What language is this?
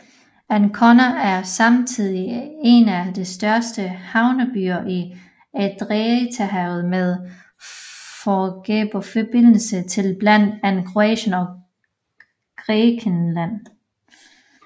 Danish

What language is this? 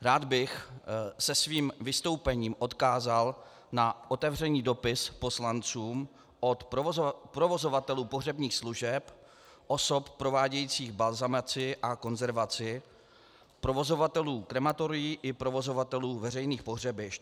Czech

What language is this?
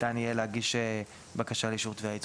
Hebrew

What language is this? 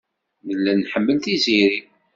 Kabyle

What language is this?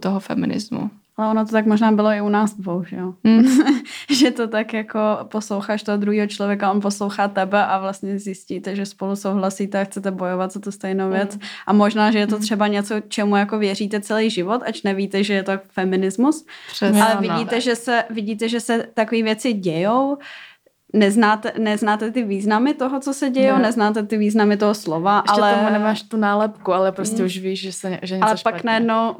Czech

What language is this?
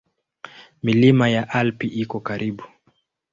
Swahili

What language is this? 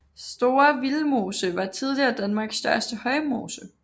Danish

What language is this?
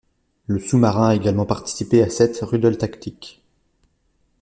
French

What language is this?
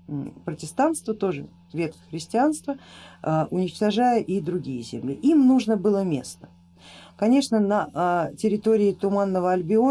Russian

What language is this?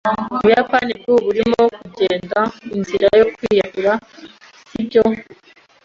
Kinyarwanda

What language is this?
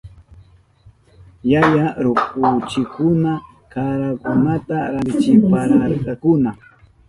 Southern Pastaza Quechua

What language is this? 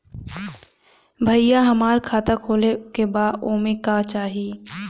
Bhojpuri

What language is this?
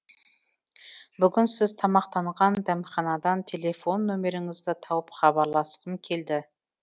Kazakh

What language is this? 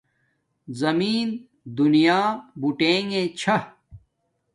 Domaaki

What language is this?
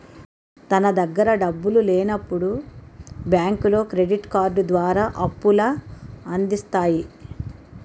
Telugu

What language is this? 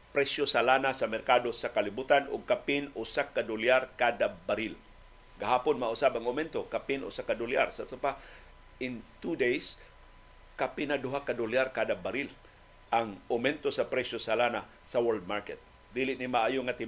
Filipino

